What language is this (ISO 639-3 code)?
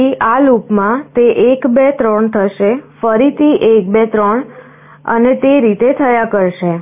guj